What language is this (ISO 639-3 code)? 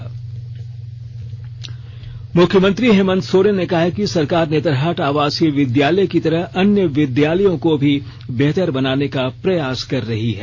hin